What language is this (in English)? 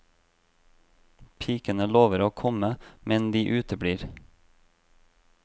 Norwegian